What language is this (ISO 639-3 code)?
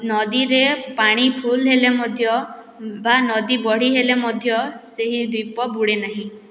ori